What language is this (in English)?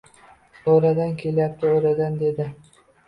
Uzbek